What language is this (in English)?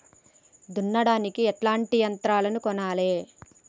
Telugu